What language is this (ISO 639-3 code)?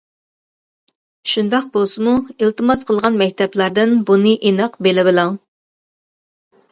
uig